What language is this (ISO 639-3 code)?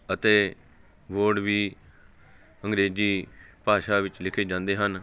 pan